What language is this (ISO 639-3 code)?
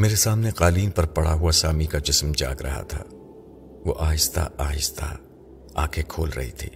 urd